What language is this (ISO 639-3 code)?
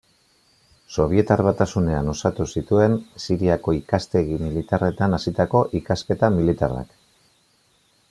eus